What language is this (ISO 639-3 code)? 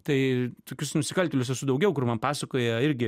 lit